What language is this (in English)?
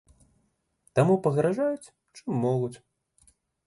Belarusian